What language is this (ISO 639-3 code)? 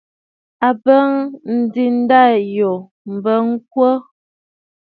bfd